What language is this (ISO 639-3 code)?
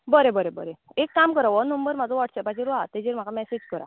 kok